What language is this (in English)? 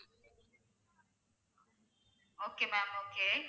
Tamil